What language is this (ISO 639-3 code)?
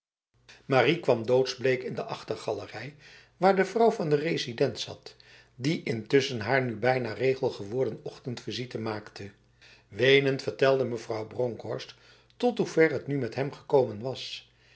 nld